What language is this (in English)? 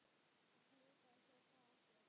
Icelandic